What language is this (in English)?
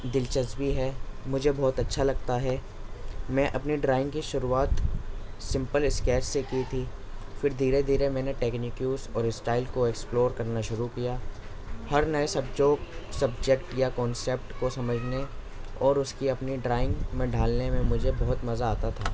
Urdu